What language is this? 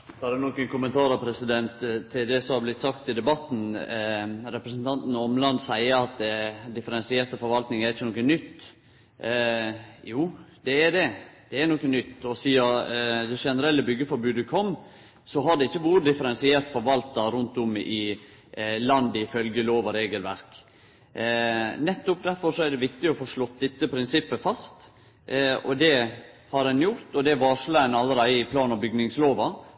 Norwegian Nynorsk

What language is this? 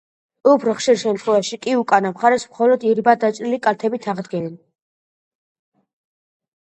Georgian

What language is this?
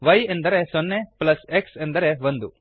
Kannada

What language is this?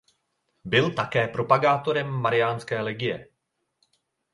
Czech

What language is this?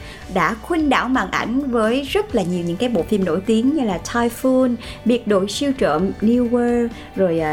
Vietnamese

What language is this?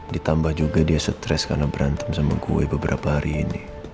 Indonesian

